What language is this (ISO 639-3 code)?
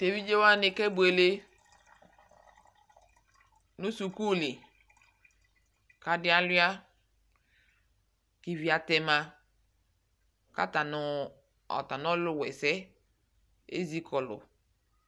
kpo